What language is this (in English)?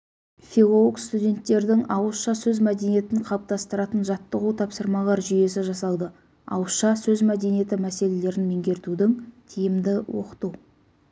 Kazakh